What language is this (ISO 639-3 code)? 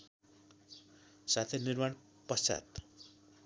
nep